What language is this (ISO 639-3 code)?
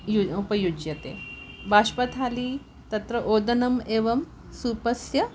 san